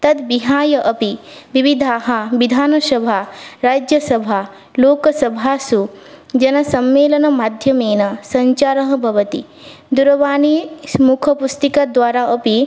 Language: Sanskrit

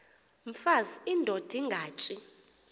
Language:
Xhosa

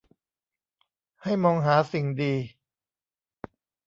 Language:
Thai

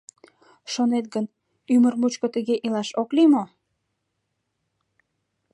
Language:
Mari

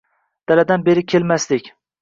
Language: Uzbek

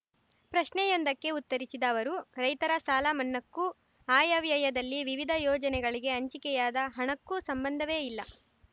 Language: Kannada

